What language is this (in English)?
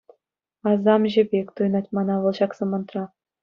Chuvash